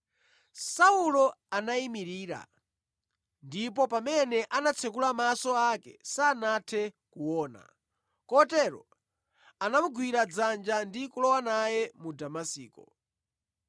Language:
Nyanja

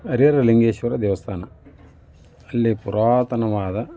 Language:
Kannada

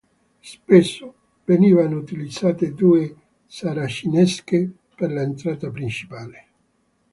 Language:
Italian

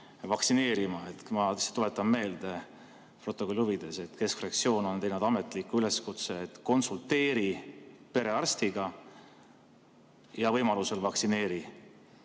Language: Estonian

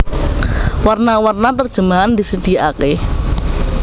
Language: Javanese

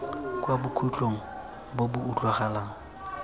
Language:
Tswana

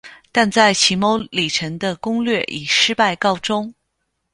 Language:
Chinese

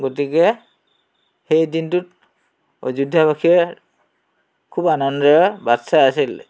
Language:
Assamese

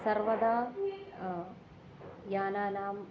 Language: Sanskrit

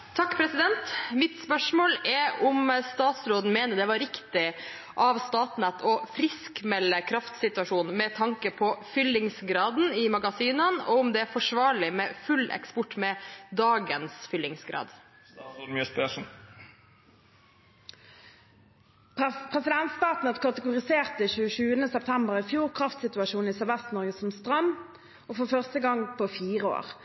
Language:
Norwegian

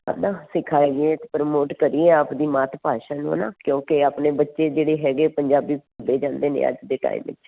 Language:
Punjabi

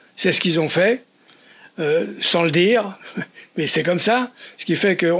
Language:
French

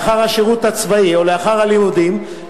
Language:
Hebrew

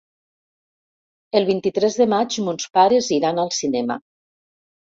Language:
Catalan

